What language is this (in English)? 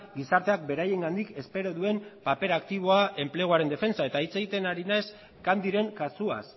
Basque